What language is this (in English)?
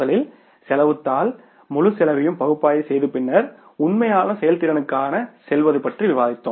Tamil